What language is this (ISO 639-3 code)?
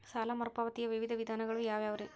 kan